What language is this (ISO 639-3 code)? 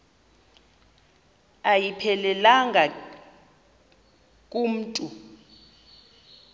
xho